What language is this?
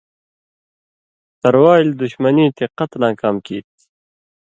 Indus Kohistani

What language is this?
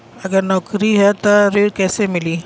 Bhojpuri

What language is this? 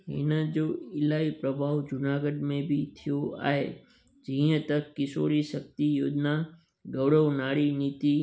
Sindhi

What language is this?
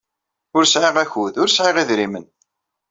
Kabyle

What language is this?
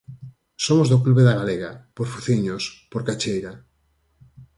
Galician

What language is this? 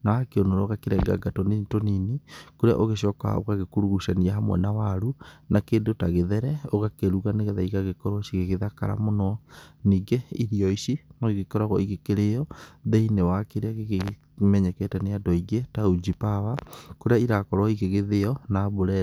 Kikuyu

